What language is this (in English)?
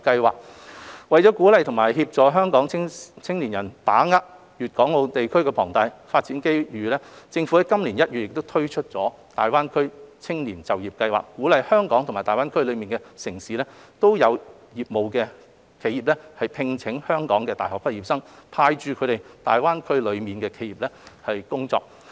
Cantonese